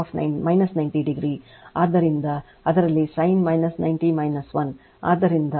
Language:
Kannada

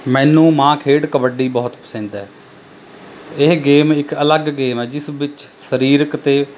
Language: Punjabi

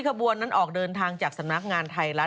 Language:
Thai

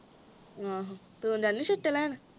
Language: Punjabi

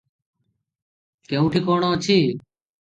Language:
Odia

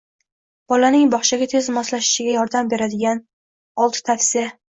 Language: Uzbek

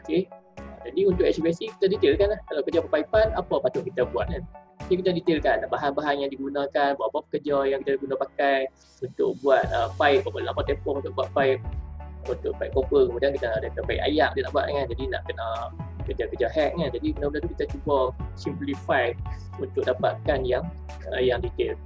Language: Malay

